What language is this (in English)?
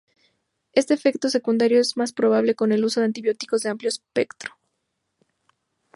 Spanish